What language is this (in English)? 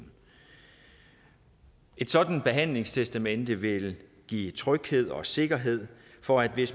Danish